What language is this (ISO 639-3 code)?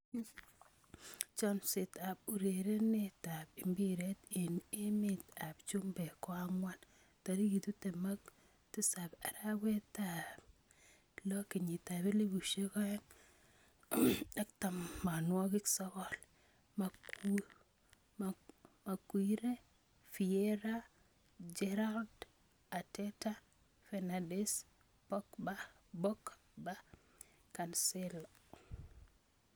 kln